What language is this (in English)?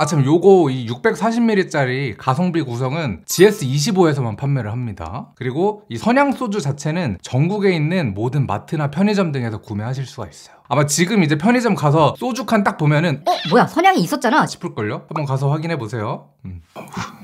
Korean